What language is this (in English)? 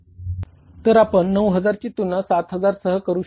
Marathi